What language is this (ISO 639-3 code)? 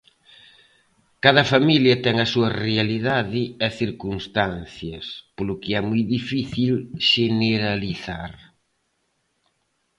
glg